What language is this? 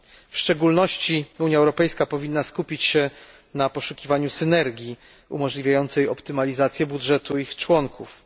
Polish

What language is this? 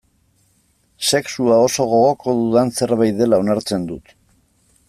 Basque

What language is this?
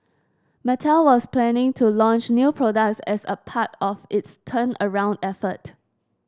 English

